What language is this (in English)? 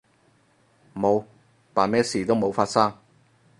Cantonese